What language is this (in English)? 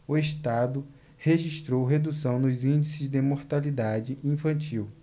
Portuguese